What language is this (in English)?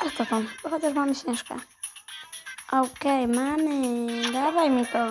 Polish